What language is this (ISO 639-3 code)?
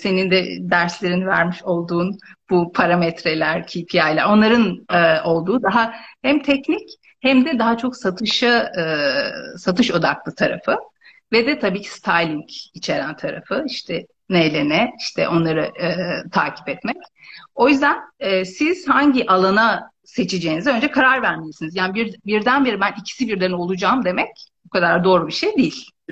tur